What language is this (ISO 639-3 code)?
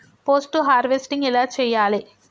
tel